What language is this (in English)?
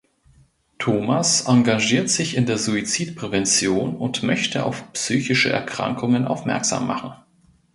German